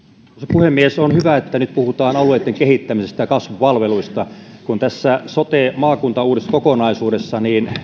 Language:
Finnish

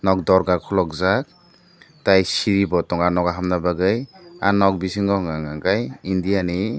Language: Kok Borok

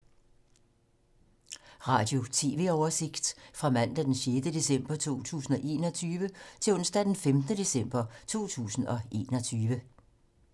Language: Danish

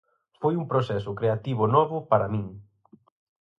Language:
Galician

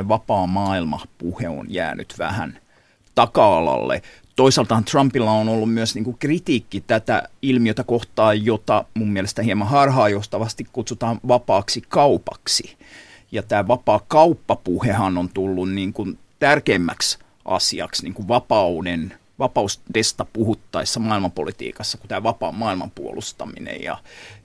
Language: Finnish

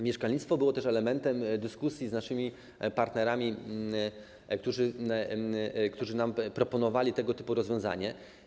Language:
Polish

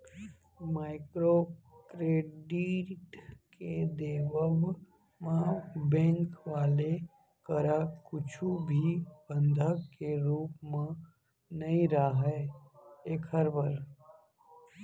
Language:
Chhattisgarhi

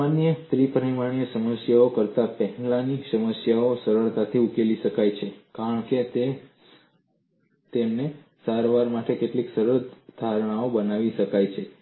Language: Gujarati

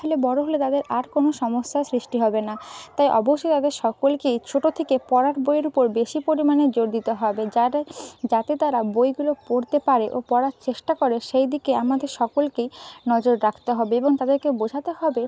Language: Bangla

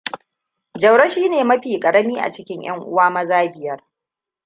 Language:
Hausa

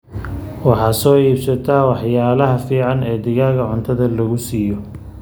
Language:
Somali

